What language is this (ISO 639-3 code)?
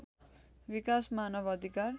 nep